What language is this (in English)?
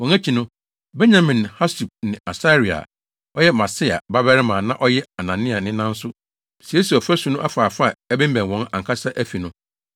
Akan